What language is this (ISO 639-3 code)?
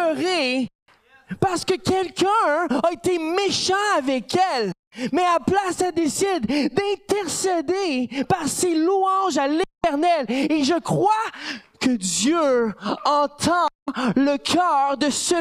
fra